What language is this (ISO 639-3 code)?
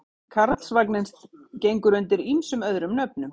isl